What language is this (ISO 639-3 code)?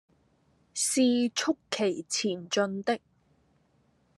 yue